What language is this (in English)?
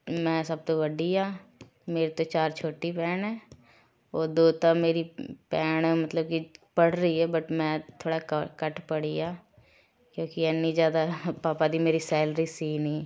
Punjabi